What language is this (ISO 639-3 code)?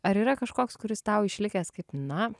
lit